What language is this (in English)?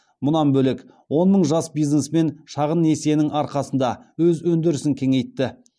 Kazakh